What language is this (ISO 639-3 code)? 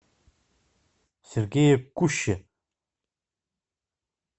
rus